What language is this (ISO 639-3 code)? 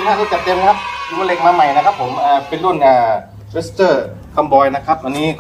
tha